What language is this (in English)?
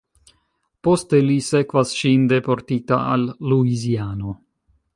Esperanto